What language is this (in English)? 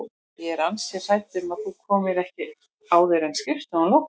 Icelandic